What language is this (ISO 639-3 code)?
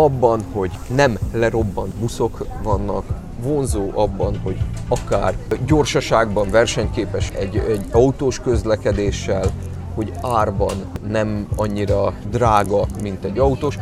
hun